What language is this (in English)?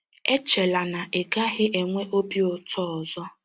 Igbo